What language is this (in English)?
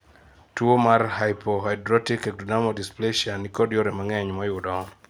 Luo (Kenya and Tanzania)